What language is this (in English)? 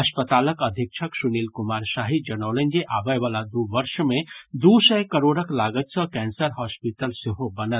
Maithili